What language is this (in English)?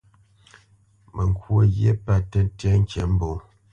Bamenyam